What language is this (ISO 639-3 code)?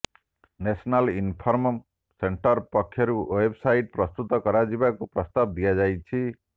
ori